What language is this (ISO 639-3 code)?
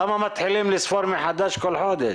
heb